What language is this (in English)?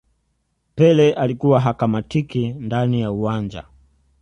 Swahili